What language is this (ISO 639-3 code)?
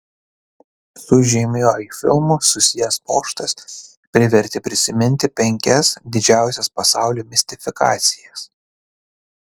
lit